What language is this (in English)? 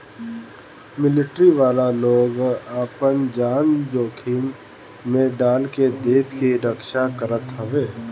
Bhojpuri